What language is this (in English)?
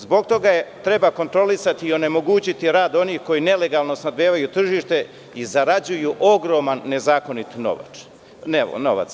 Serbian